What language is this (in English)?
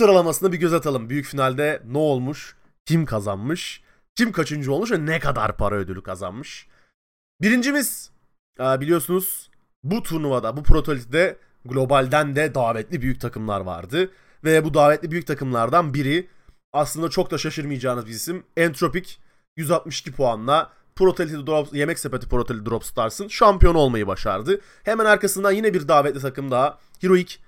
Turkish